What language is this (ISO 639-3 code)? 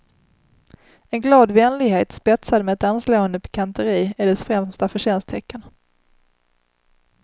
swe